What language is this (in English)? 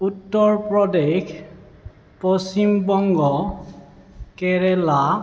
Assamese